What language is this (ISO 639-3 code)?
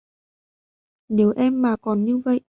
vie